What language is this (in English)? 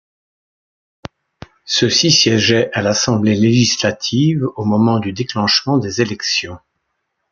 French